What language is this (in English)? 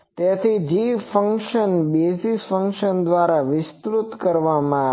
Gujarati